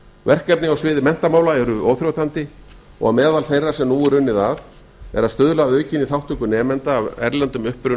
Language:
Icelandic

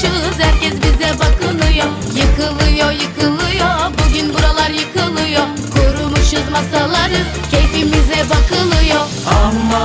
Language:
Turkish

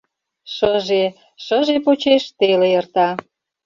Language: Mari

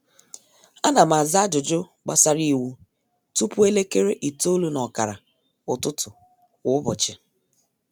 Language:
Igbo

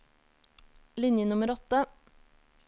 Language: Norwegian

